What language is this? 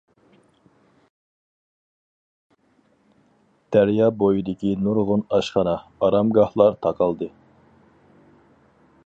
Uyghur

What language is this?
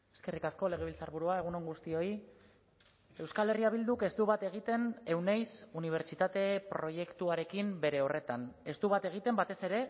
Basque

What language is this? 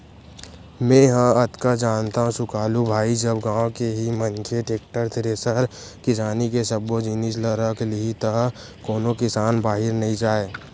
Chhattisgarhi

